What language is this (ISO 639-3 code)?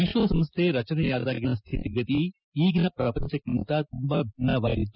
kan